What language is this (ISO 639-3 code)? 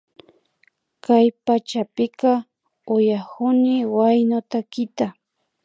qvi